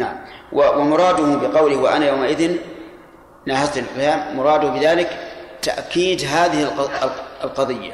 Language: Arabic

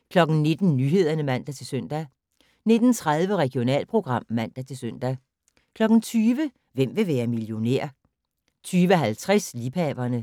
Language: Danish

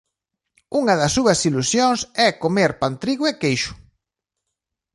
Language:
Galician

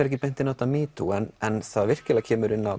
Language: Icelandic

